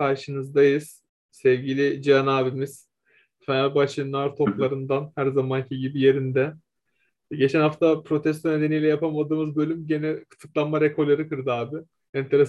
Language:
Turkish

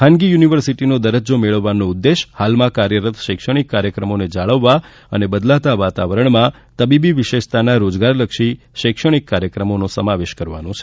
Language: Gujarati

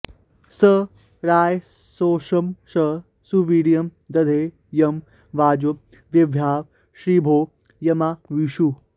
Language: Sanskrit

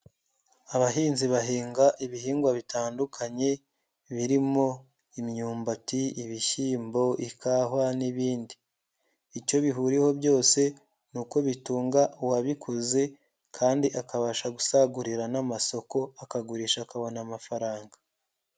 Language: Kinyarwanda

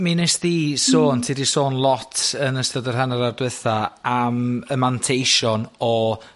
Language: Welsh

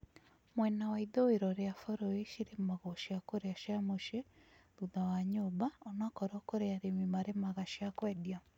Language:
Kikuyu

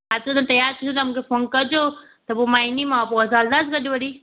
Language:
Sindhi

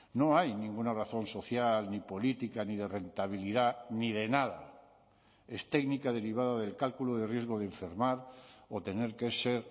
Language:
Spanish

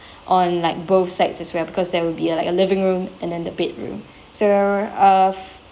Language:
English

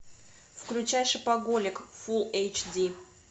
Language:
Russian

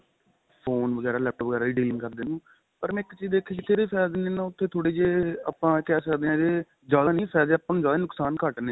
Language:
Punjabi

